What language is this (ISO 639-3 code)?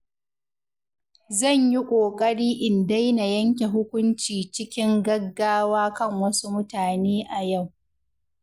hau